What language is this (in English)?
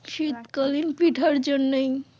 Bangla